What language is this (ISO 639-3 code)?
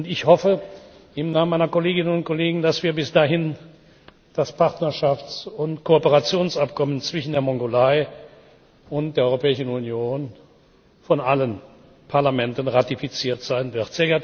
deu